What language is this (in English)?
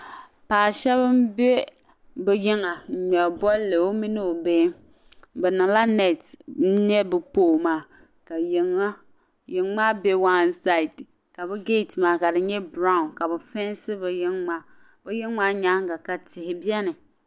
Dagbani